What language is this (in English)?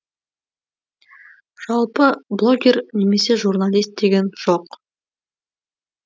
Kazakh